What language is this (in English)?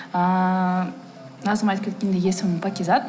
Kazakh